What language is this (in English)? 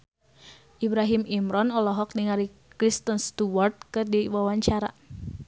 Sundanese